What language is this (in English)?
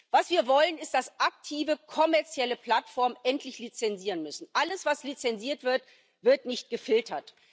German